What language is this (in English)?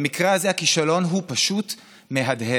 Hebrew